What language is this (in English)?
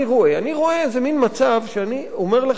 Hebrew